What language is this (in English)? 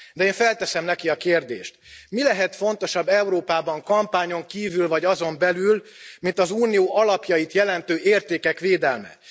Hungarian